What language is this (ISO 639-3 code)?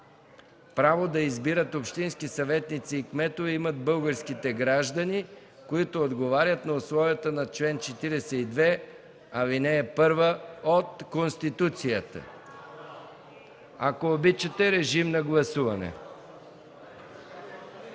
bul